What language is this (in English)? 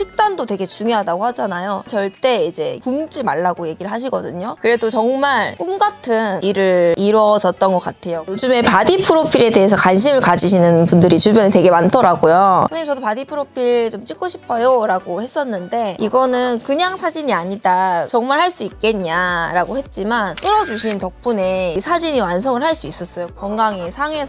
Korean